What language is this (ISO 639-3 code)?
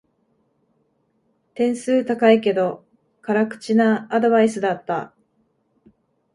jpn